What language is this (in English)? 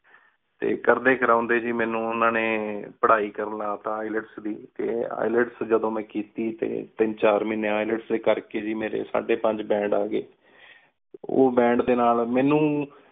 Punjabi